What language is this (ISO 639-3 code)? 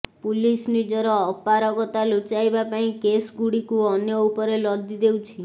ori